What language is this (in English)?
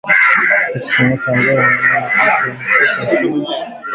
Swahili